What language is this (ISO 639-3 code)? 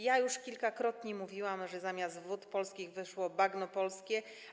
pol